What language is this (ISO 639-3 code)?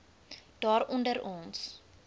afr